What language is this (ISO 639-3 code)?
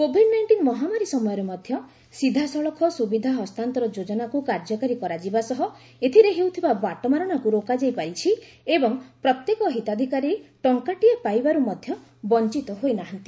ori